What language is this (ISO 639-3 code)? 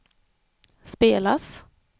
swe